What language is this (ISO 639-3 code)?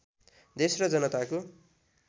nep